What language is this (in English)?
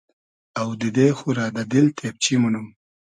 Hazaragi